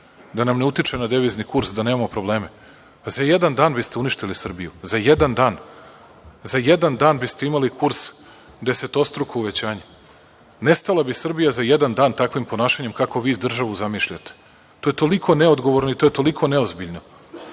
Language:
Serbian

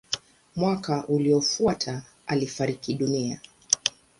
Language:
Swahili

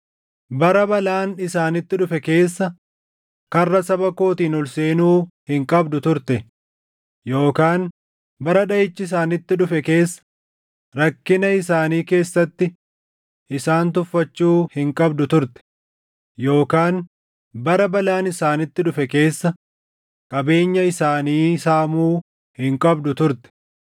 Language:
Oromo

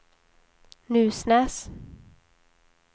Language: Swedish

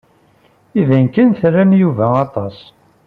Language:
Kabyle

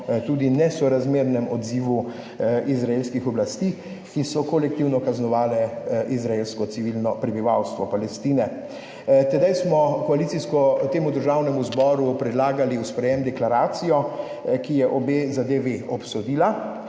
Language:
Slovenian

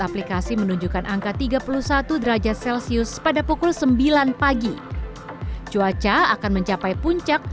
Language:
Indonesian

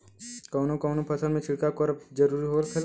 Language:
Bhojpuri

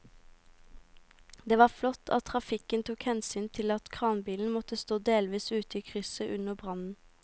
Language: Norwegian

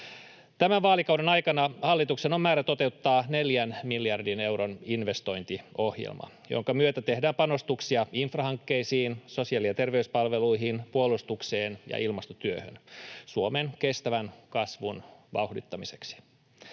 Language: Finnish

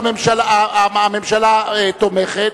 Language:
Hebrew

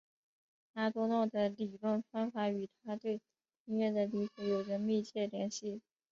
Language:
Chinese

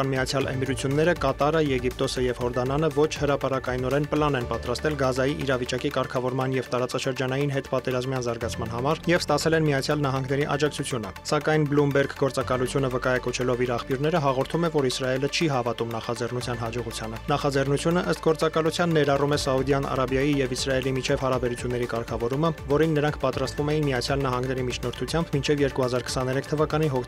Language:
Czech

